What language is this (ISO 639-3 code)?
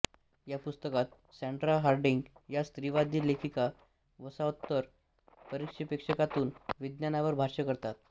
mar